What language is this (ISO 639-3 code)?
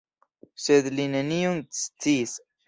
epo